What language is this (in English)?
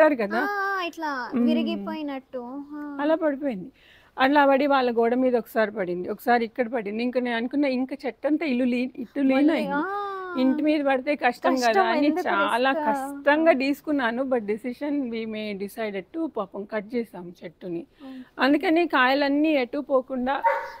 Telugu